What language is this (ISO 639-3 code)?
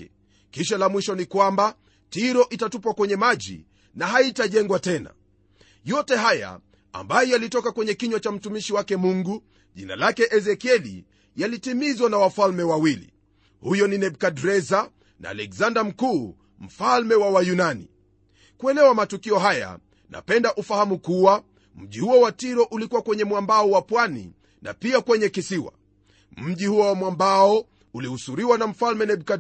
swa